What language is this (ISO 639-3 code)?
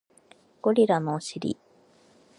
jpn